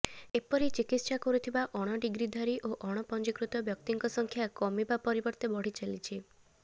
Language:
Odia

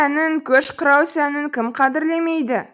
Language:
Kazakh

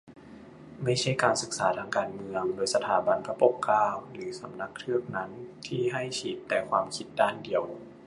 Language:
Thai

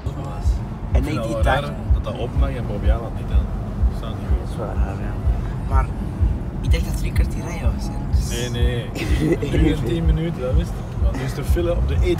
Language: Dutch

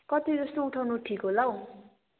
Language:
Nepali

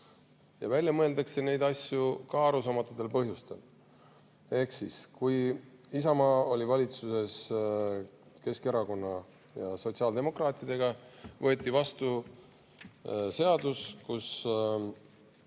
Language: Estonian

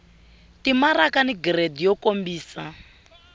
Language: Tsonga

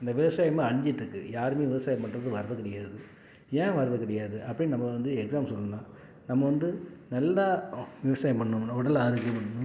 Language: Tamil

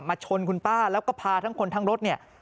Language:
Thai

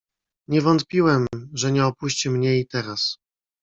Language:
Polish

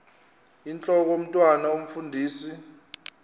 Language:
Xhosa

